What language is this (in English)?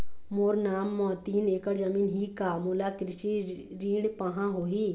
Chhattisgarhi